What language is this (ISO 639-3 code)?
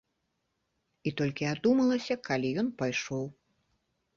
bel